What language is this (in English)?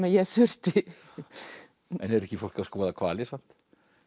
Icelandic